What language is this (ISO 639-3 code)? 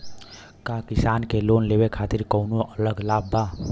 bho